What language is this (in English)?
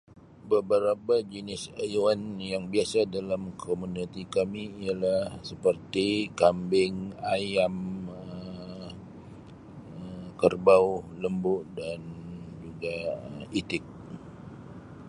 Sabah Malay